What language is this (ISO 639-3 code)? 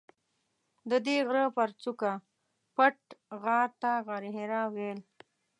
pus